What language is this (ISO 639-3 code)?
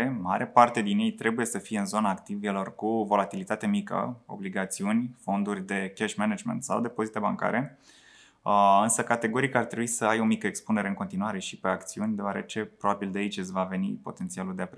ron